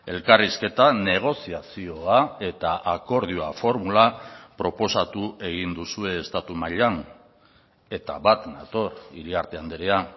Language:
Basque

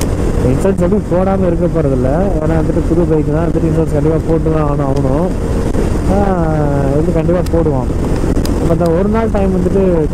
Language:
Arabic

